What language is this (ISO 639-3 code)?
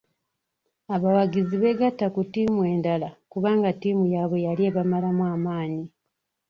lug